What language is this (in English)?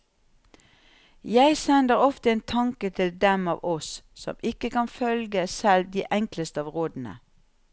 Norwegian